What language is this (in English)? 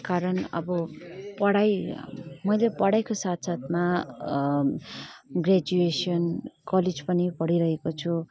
Nepali